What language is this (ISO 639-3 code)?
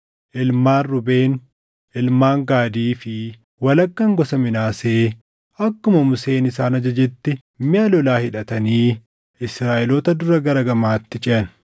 orm